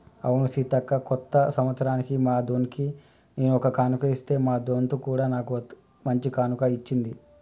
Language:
Telugu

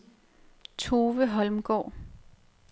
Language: Danish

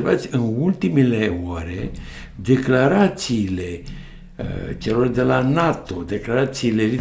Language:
Romanian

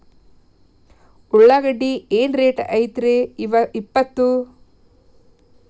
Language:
Kannada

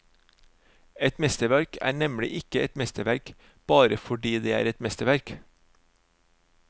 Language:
Norwegian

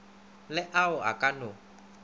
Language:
Northern Sotho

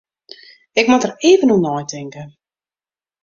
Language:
Western Frisian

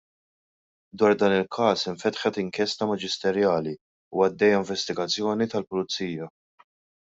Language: Maltese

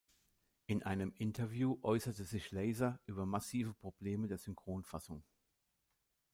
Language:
German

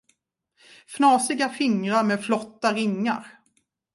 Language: Swedish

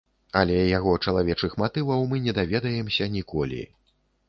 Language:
Belarusian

